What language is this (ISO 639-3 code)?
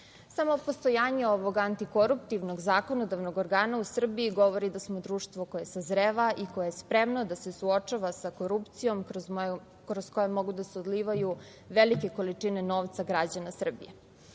srp